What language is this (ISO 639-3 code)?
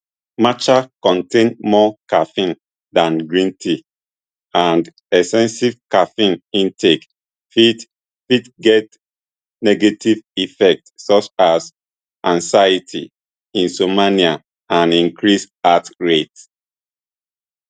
pcm